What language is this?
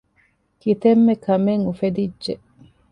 Divehi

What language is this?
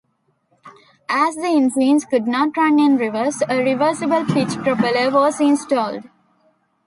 English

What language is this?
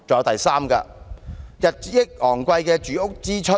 Cantonese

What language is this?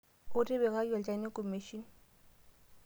Masai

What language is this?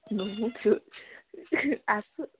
Assamese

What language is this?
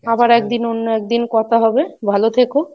Bangla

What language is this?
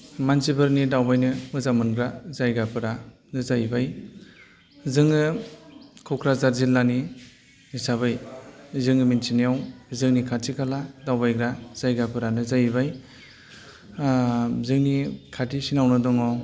Bodo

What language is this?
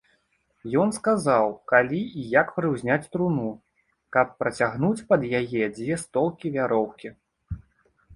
Belarusian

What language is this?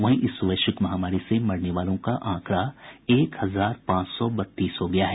Hindi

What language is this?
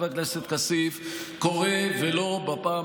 Hebrew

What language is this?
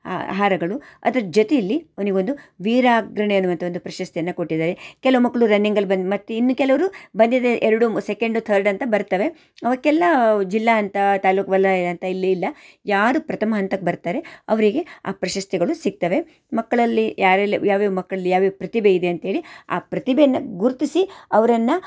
Kannada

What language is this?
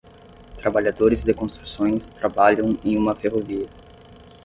Portuguese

